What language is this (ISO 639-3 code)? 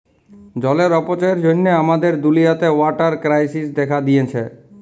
ben